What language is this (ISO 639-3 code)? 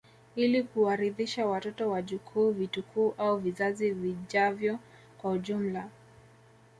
swa